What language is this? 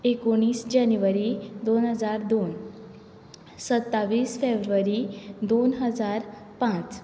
Konkani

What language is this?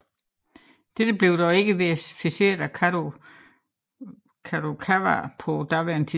Danish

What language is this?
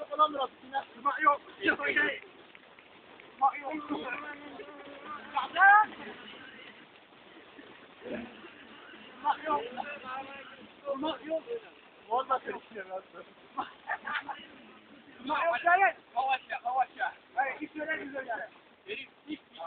Turkish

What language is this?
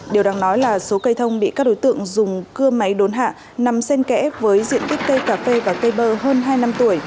Vietnamese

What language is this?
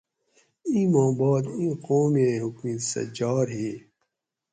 Gawri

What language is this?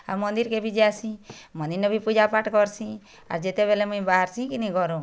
Odia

